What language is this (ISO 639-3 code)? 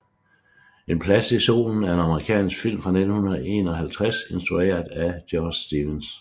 dan